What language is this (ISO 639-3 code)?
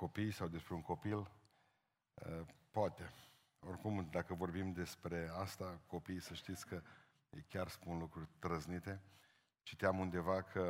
ron